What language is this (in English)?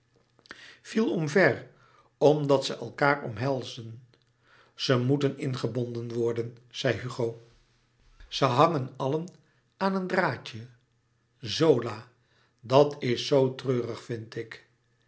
Dutch